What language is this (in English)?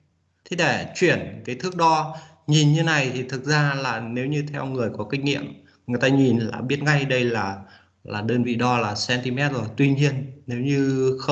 Vietnamese